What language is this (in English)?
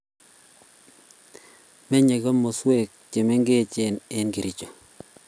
Kalenjin